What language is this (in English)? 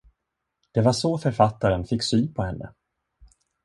Swedish